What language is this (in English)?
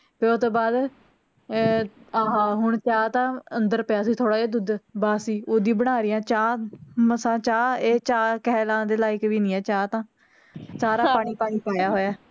Punjabi